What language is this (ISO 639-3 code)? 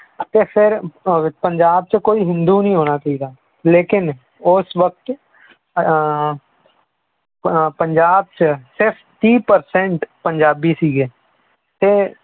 pan